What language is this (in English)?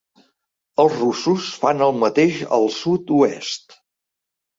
Catalan